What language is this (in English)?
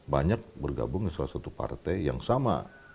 Indonesian